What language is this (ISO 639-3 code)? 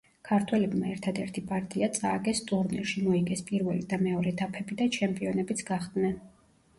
kat